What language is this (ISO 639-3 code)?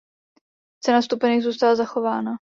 ces